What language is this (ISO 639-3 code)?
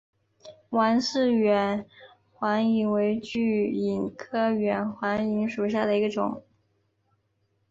zho